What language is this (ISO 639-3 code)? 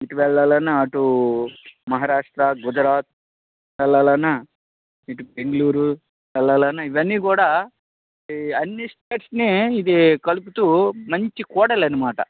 tel